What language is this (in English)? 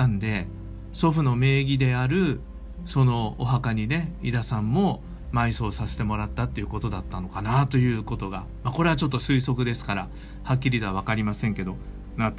Japanese